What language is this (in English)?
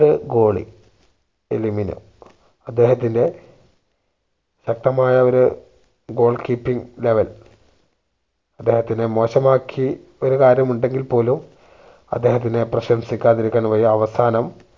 Malayalam